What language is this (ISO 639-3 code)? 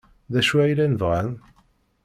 kab